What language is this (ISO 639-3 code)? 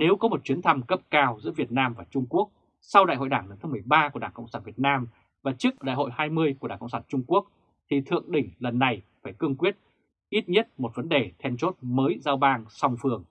vie